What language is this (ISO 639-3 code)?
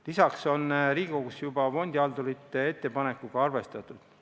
est